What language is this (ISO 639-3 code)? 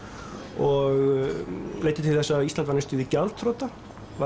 isl